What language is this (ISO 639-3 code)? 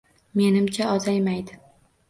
uzb